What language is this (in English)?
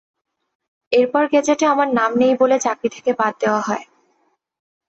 Bangla